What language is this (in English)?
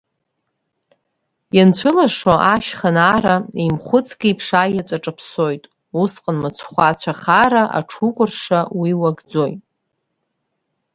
Abkhazian